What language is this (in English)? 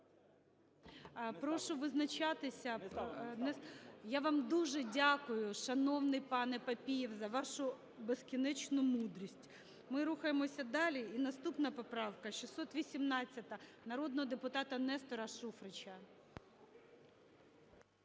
Ukrainian